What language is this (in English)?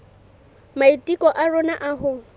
Southern Sotho